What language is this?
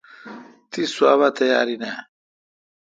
Kalkoti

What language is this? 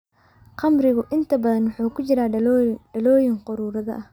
Somali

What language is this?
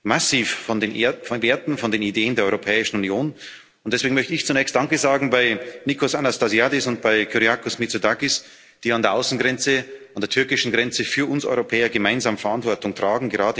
German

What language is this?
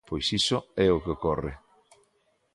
Galician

